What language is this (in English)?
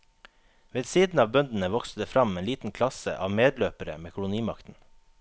Norwegian